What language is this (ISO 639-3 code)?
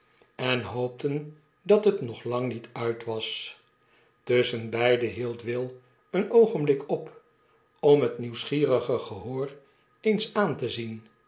nld